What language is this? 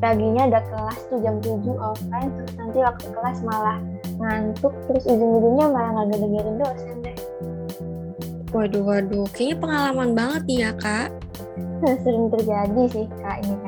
Indonesian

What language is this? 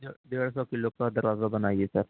Urdu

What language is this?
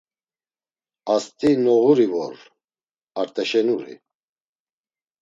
Laz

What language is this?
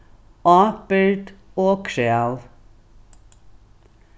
Faroese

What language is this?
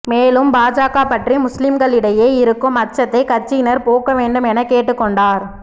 Tamil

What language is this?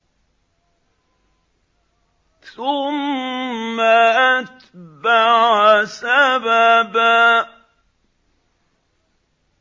Arabic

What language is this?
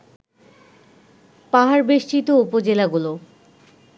Bangla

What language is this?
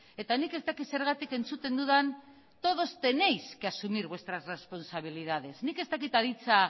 Basque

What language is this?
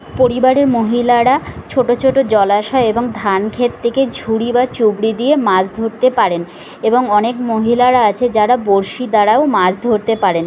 Bangla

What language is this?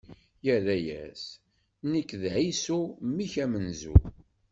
Kabyle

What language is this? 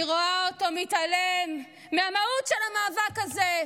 Hebrew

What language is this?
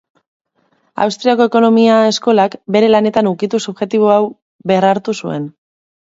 Basque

